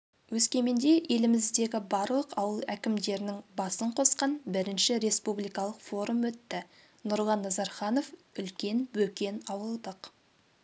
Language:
Kazakh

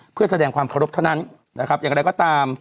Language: Thai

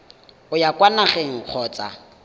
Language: Tswana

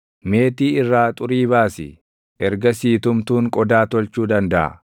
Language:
Oromo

